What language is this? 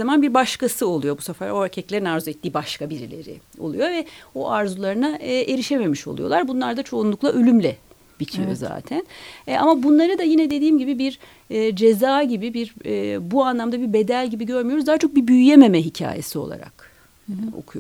Turkish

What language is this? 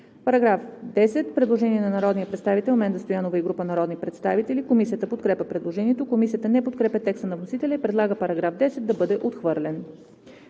Bulgarian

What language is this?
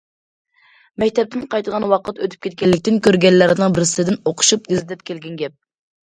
Uyghur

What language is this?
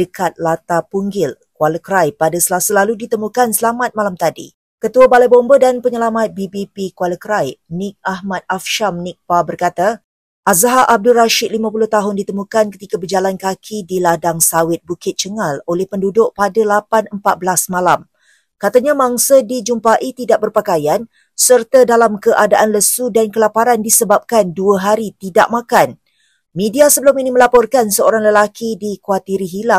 Malay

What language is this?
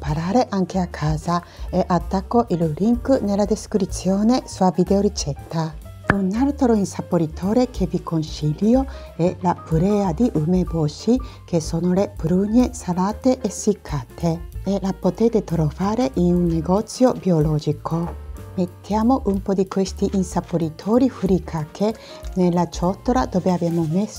Italian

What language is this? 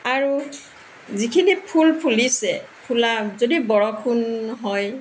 Assamese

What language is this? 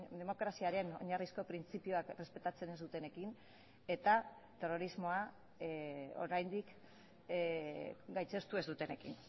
Basque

